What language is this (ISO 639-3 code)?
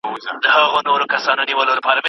pus